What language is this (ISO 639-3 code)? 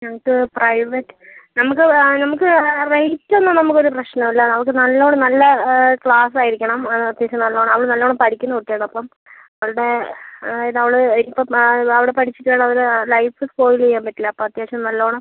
mal